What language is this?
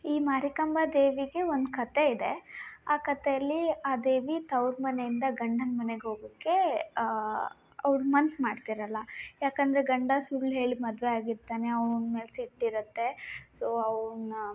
Kannada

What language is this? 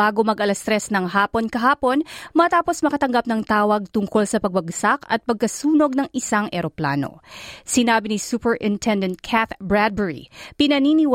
Filipino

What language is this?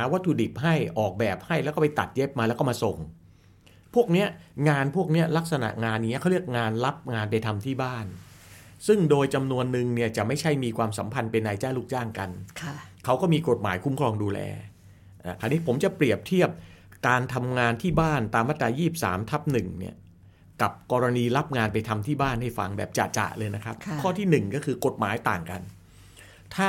Thai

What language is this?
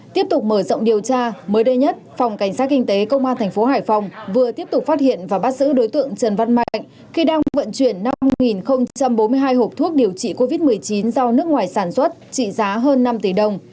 Vietnamese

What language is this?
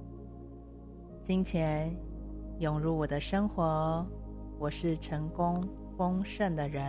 Chinese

